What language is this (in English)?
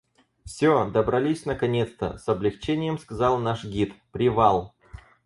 Russian